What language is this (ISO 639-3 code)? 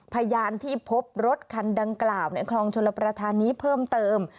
tha